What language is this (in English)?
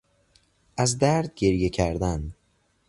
Persian